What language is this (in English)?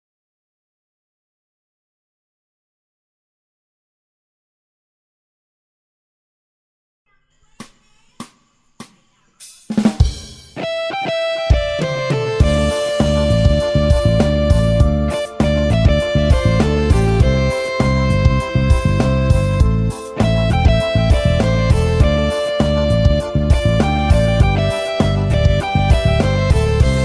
Indonesian